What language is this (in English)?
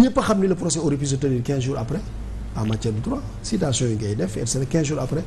French